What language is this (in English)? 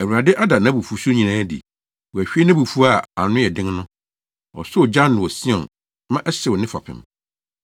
Akan